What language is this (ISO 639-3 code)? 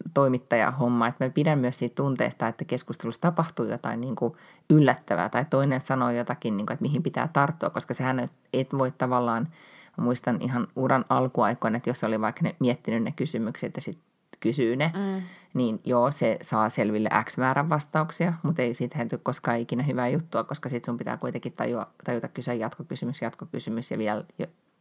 fin